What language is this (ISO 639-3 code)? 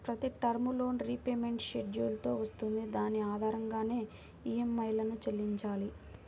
tel